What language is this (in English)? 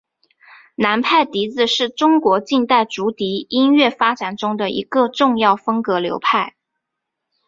Chinese